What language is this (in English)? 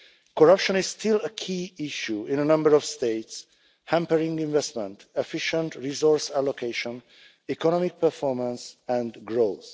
English